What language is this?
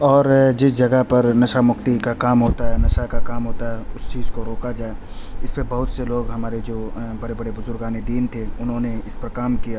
Urdu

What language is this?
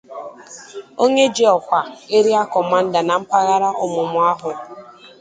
Igbo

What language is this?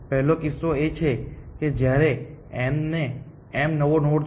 Gujarati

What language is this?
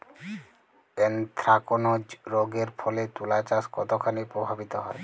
Bangla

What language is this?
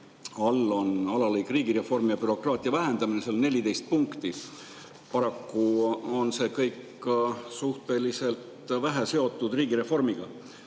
Estonian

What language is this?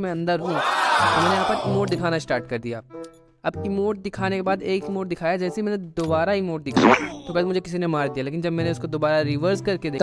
Hindi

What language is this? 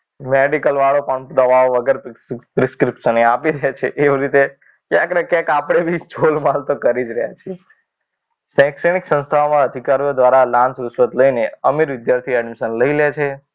Gujarati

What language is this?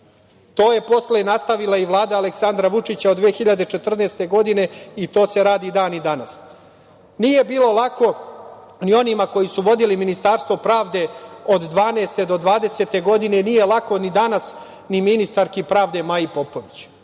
Serbian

